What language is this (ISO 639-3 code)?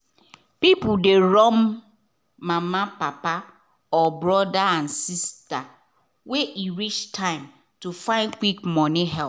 pcm